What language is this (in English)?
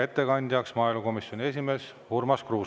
Estonian